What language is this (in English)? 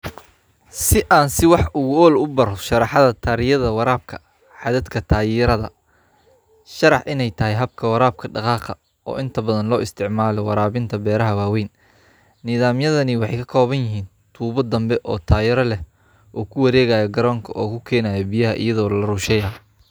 Somali